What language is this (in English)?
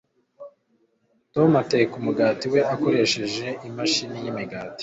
Kinyarwanda